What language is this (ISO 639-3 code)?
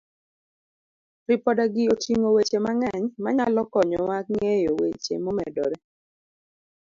luo